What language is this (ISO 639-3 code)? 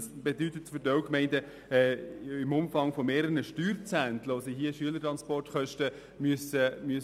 gsw